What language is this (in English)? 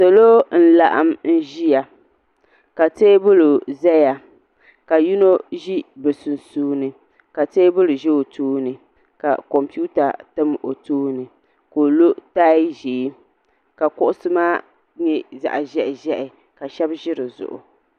Dagbani